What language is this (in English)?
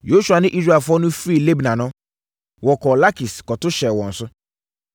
Akan